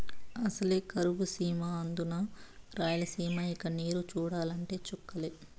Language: Telugu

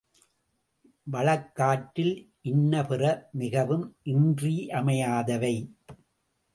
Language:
Tamil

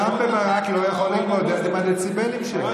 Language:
Hebrew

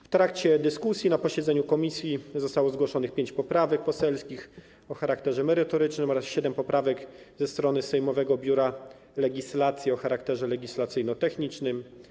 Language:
Polish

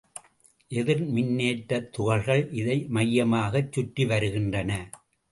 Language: Tamil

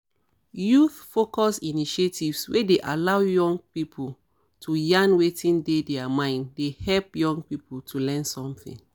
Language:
Nigerian Pidgin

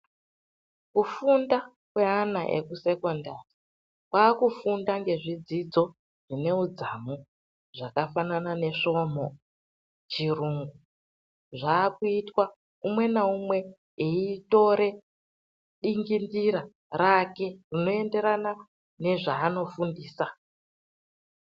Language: Ndau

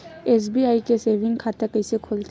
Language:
Chhattisgarhi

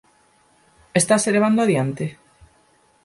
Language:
Galician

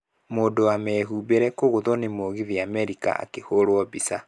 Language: Kikuyu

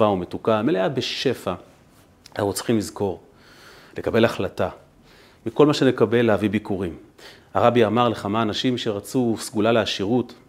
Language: Hebrew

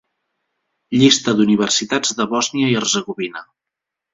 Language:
Catalan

